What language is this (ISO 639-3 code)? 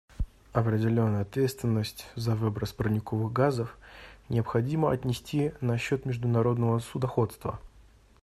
rus